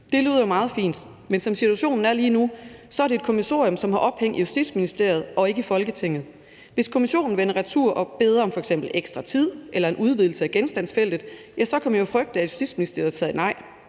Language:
Danish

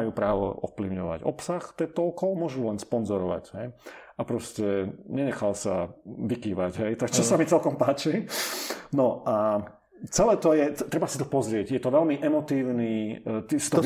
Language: Slovak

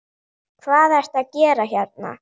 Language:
Icelandic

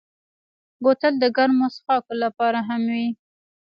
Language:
Pashto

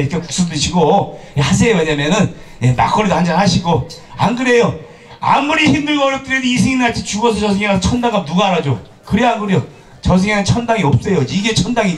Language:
Korean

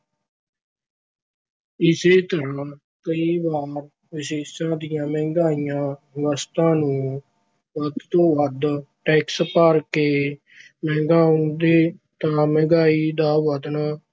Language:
Punjabi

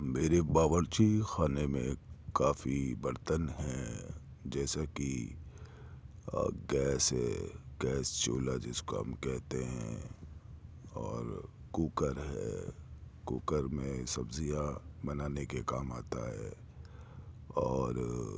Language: Urdu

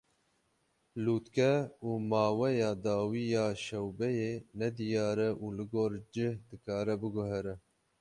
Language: Kurdish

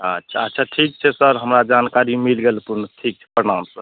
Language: Maithili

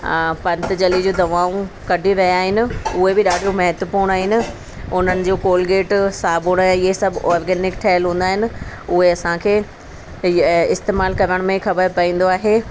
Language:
Sindhi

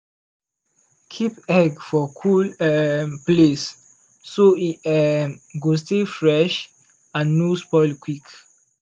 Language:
Nigerian Pidgin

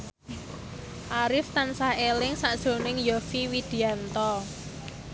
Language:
Javanese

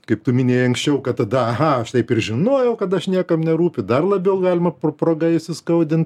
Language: Lithuanian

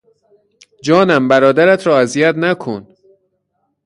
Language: Persian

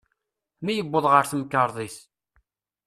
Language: Kabyle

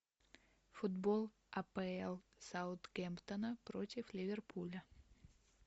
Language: Russian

